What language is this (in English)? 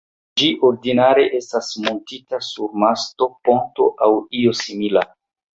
Esperanto